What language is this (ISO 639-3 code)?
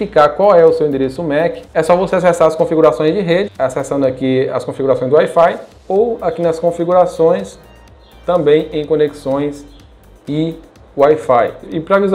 por